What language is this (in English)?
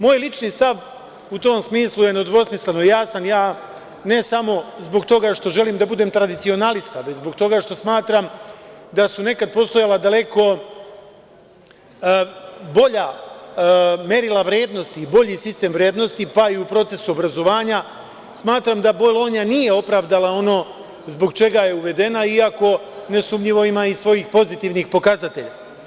Serbian